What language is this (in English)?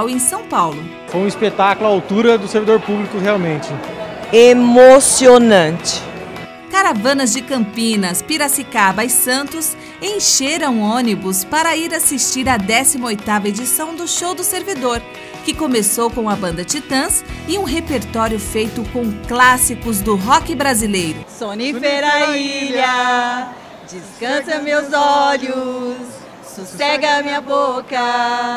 Portuguese